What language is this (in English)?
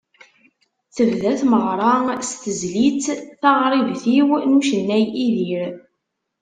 Kabyle